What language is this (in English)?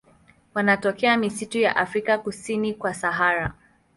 Swahili